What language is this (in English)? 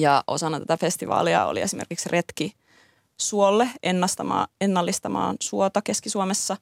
Finnish